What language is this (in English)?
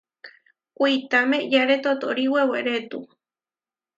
Huarijio